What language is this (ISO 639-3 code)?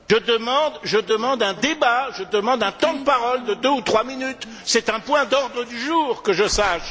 fra